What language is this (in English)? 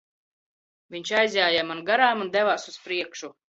Latvian